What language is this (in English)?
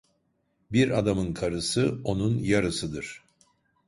Turkish